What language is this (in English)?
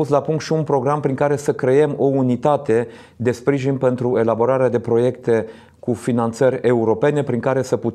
Romanian